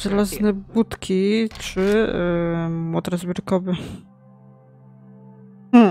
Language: Polish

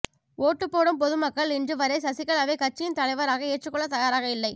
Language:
Tamil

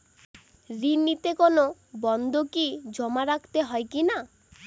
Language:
Bangla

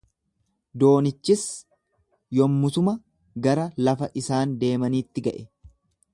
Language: Oromo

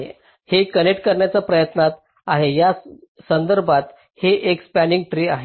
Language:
Marathi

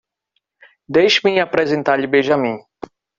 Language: Portuguese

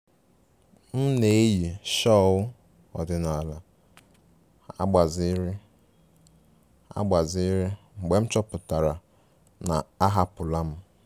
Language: Igbo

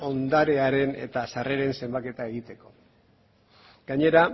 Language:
Basque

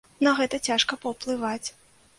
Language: Belarusian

